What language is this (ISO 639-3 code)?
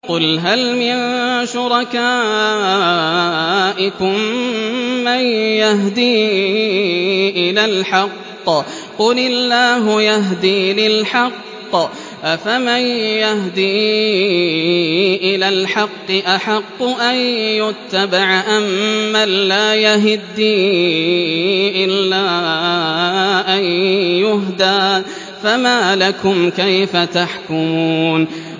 ara